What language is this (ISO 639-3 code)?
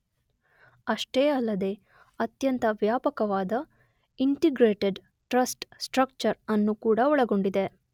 kan